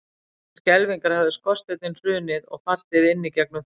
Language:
Icelandic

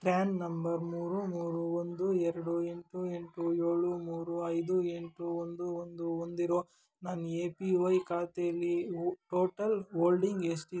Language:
Kannada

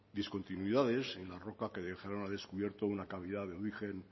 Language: Spanish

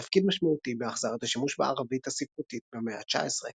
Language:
Hebrew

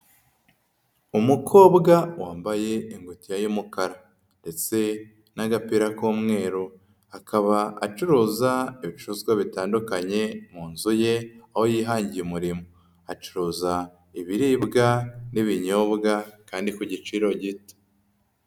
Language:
Kinyarwanda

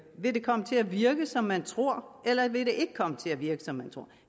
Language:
Danish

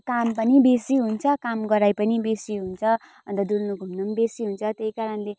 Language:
Nepali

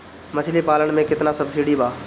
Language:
Bhojpuri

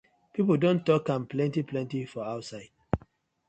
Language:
Nigerian Pidgin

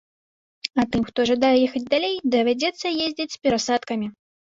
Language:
Belarusian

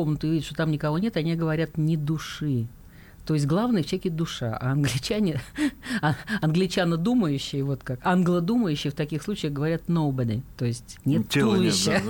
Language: Russian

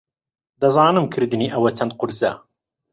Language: Central Kurdish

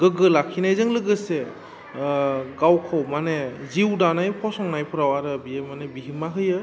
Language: Bodo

